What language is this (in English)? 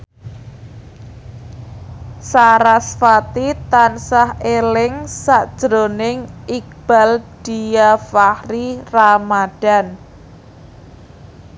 Javanese